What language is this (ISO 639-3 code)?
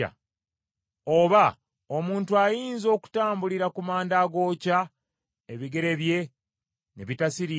lug